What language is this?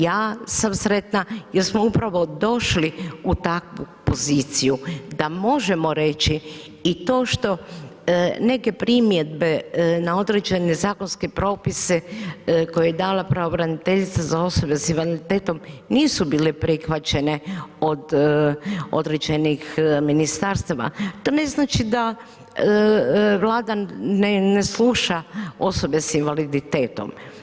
Croatian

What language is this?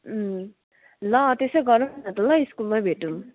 Nepali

